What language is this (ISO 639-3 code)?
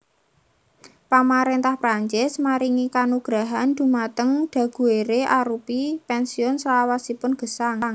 jav